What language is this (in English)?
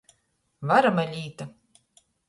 Latgalian